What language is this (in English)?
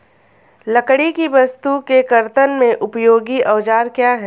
Hindi